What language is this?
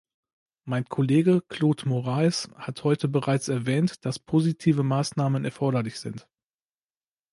German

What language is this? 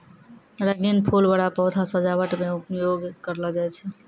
Maithili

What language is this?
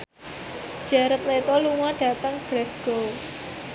Javanese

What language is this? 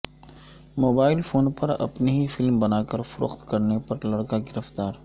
Urdu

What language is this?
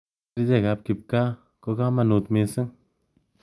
Kalenjin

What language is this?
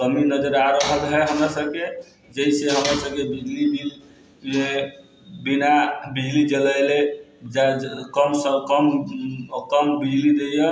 Maithili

